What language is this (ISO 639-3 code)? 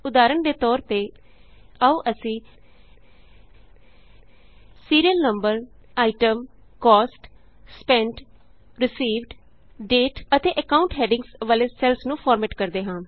pan